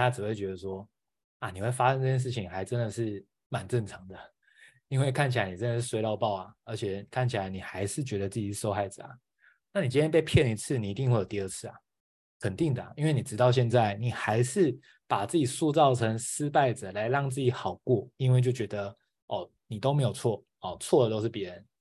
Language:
Chinese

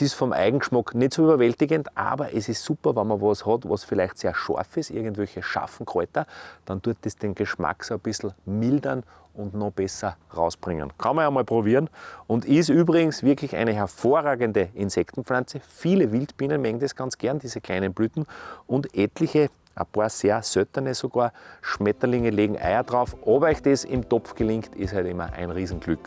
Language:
German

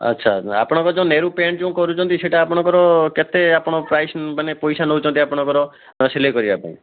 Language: Odia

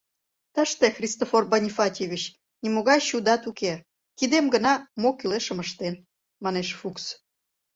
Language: Mari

